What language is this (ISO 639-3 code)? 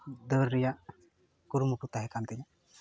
sat